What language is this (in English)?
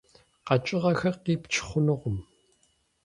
Kabardian